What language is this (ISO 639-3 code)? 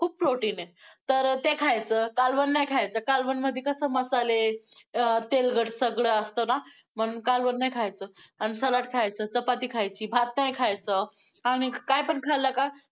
mar